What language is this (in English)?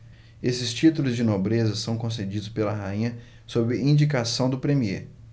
Portuguese